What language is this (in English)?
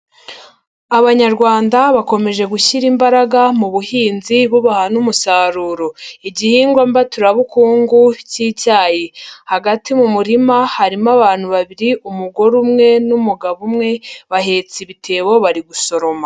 Kinyarwanda